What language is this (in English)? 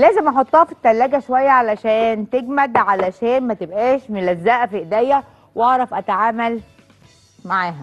Arabic